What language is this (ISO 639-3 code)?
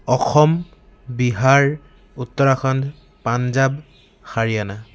asm